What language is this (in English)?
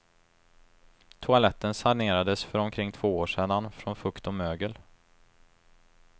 Swedish